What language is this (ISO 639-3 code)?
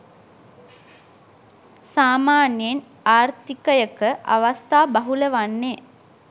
sin